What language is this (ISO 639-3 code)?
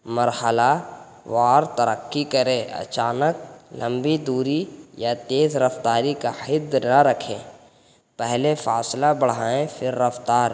urd